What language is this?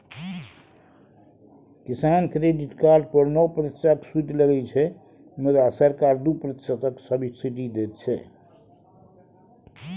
Maithili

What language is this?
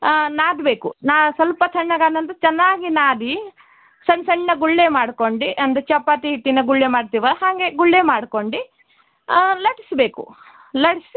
Kannada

